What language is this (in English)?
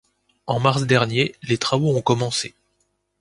French